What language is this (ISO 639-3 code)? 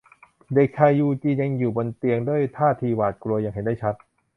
tha